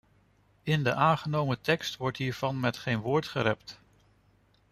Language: Dutch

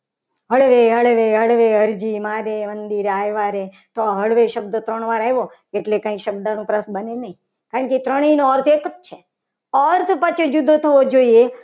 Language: Gujarati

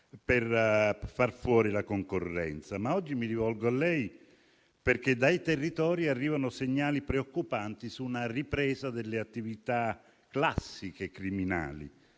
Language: Italian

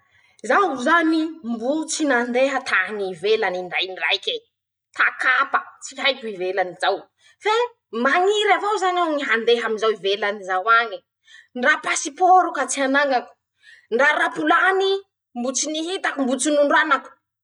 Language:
Masikoro Malagasy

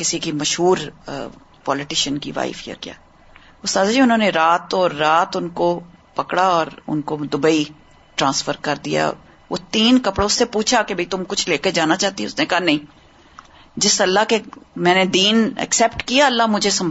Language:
Urdu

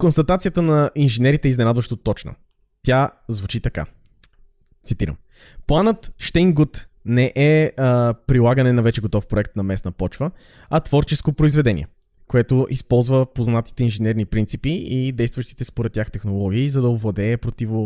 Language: Bulgarian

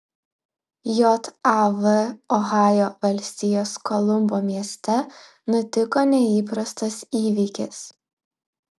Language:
Lithuanian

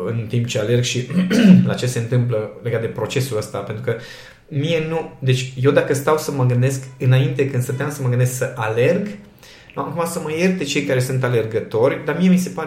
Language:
Romanian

